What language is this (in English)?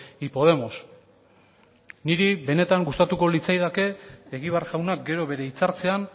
Basque